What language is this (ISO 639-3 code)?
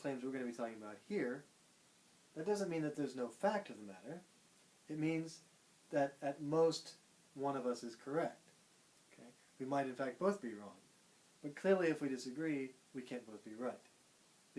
eng